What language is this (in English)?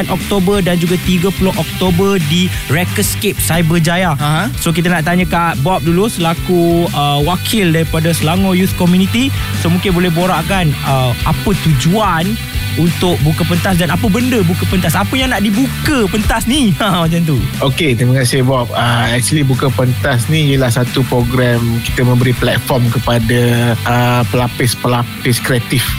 Malay